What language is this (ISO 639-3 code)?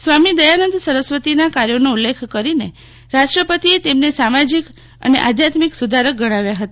guj